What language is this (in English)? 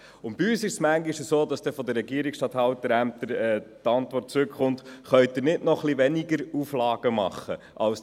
Swiss German